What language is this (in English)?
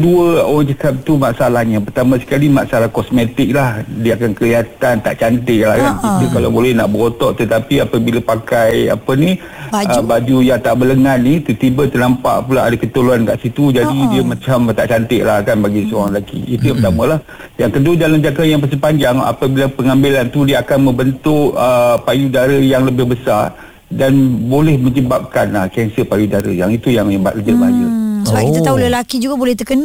Malay